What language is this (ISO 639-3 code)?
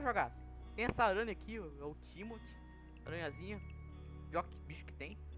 por